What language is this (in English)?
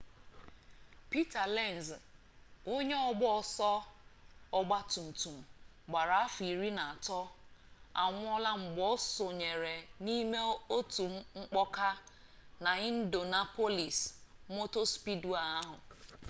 Igbo